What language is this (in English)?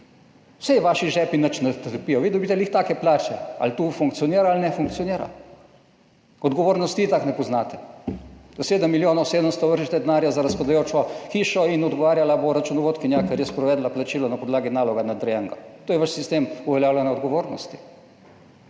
Slovenian